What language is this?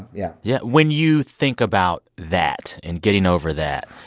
English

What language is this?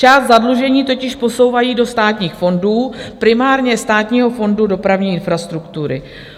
Czech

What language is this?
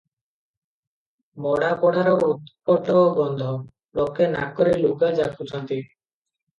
Odia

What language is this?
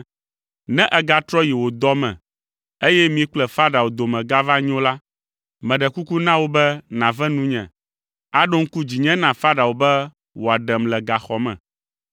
Ewe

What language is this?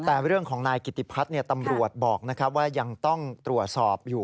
Thai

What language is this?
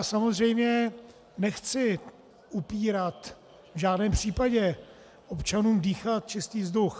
Czech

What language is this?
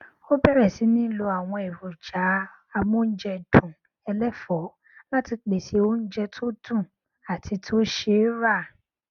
Yoruba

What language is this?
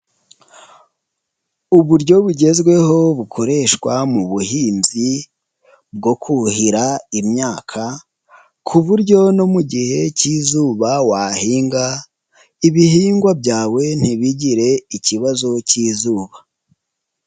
Kinyarwanda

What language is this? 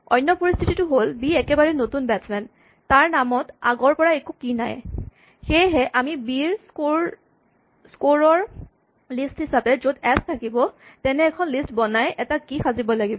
Assamese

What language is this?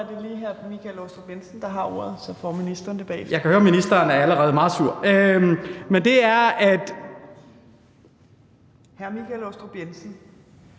Danish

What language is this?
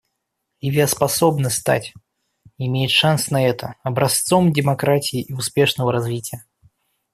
Russian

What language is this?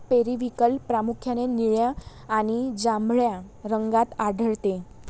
Marathi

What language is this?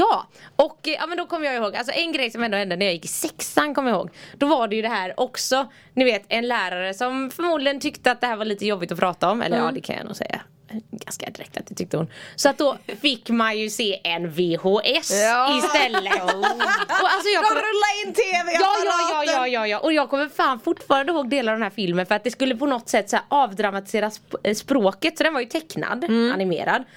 Swedish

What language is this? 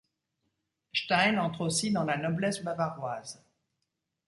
French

